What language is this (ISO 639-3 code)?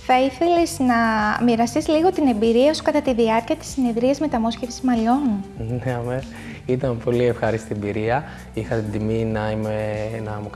ell